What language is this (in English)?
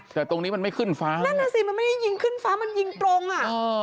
Thai